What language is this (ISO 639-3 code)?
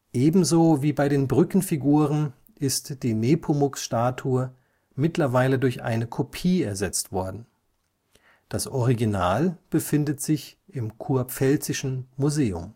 deu